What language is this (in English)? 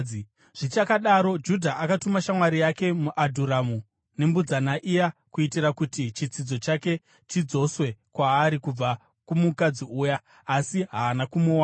Shona